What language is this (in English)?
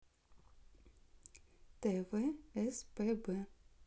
Russian